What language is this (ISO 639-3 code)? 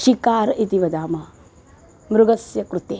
san